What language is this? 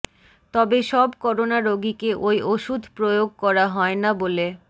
Bangla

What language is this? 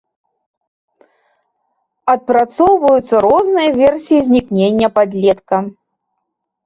Belarusian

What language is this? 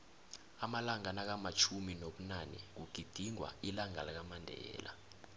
South Ndebele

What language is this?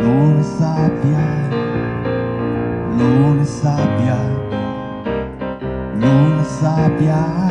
Italian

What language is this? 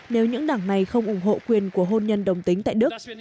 Vietnamese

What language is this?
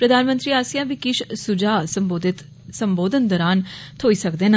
Dogri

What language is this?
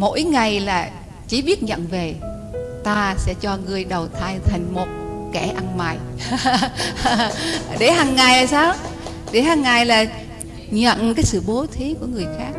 Vietnamese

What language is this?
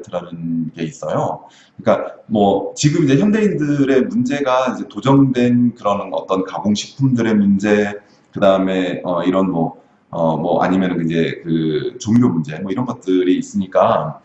Korean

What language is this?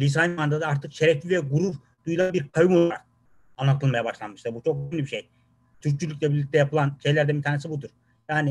Turkish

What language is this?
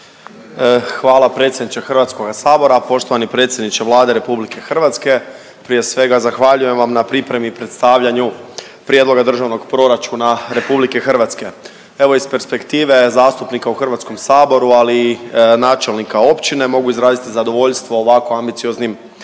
Croatian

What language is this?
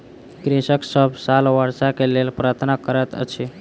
Maithili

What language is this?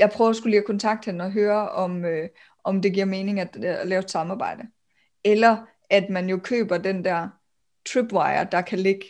Danish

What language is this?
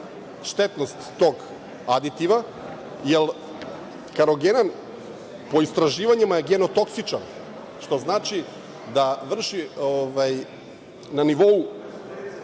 Serbian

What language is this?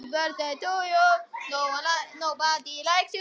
Icelandic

